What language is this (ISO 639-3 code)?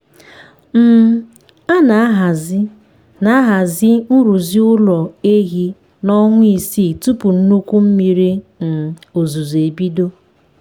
ibo